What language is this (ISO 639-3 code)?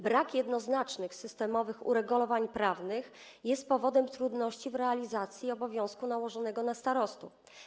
pol